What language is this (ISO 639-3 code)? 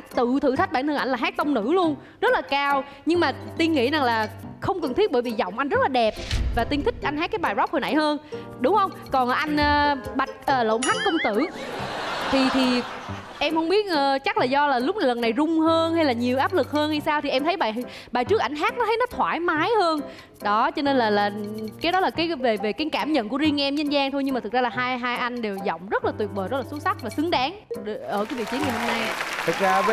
vie